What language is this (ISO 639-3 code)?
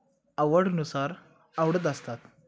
mar